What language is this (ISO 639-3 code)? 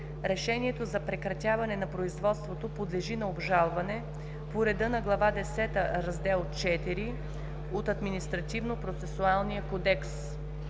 bul